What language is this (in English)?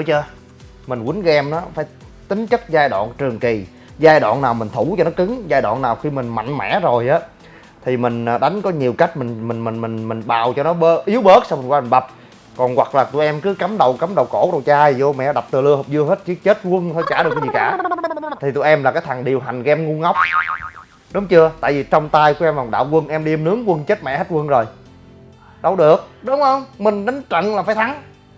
Vietnamese